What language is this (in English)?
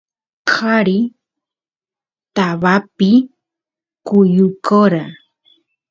Santiago del Estero Quichua